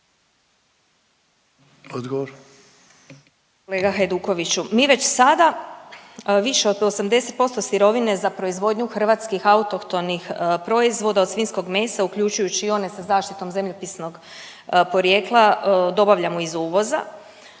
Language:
Croatian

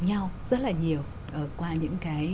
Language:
Vietnamese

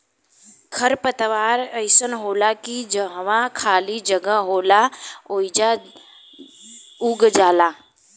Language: Bhojpuri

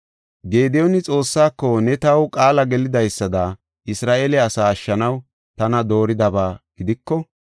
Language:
Gofa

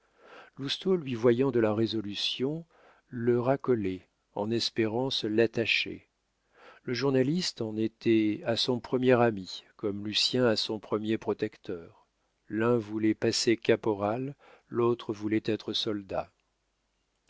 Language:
French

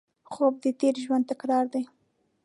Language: Pashto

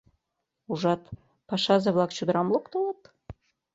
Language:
Mari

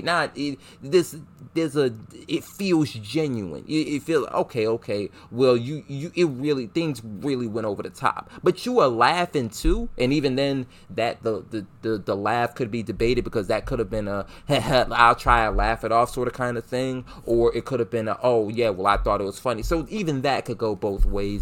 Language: English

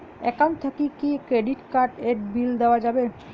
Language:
Bangla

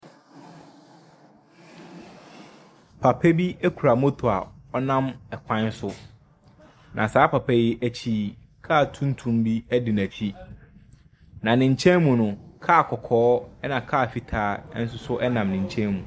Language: Akan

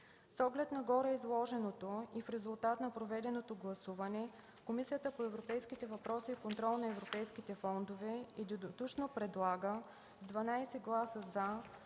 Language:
Bulgarian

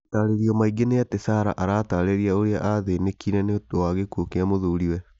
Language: Kikuyu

